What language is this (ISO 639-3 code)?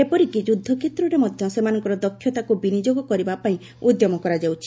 ori